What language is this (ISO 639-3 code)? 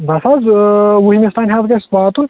kas